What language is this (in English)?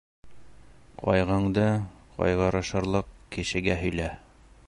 Bashkir